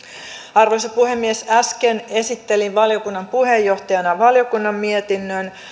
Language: Finnish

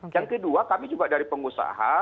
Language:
Indonesian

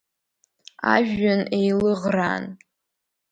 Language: Abkhazian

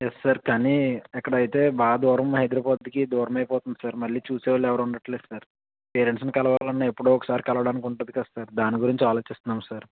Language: Telugu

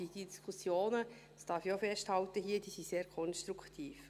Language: Swiss German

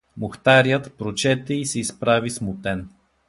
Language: Bulgarian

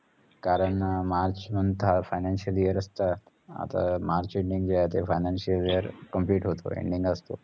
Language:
Marathi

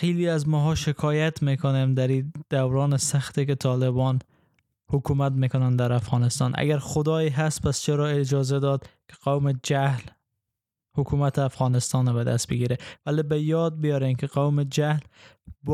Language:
Persian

